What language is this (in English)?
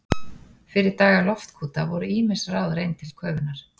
Icelandic